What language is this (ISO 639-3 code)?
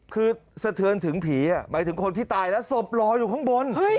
tha